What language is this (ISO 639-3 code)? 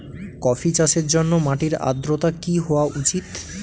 ben